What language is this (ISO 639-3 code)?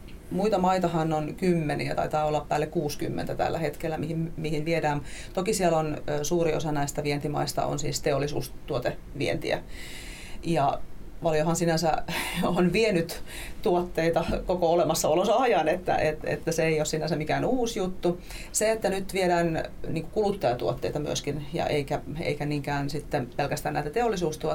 fin